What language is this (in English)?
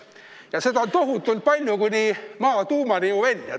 Estonian